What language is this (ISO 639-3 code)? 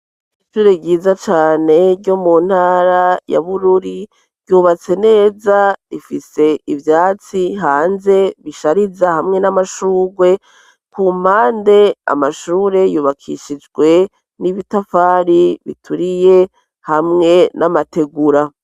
run